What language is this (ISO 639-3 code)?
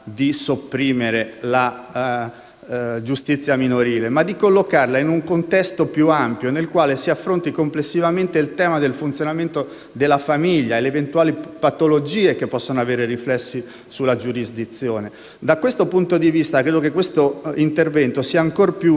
ita